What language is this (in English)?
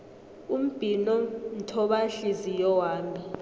South Ndebele